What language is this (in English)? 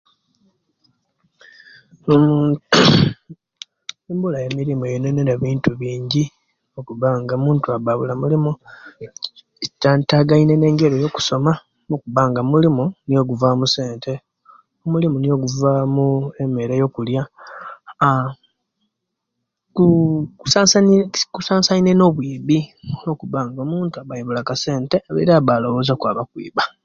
Kenyi